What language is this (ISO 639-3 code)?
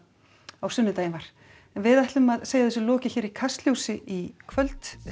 isl